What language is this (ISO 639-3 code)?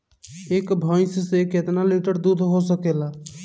bho